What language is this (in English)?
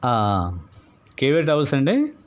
Telugu